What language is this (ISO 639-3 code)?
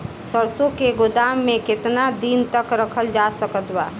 bho